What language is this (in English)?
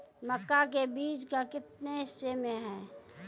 Maithili